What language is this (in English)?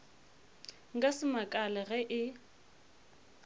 Northern Sotho